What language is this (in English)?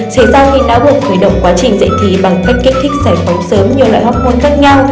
Vietnamese